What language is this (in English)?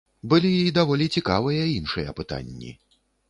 Belarusian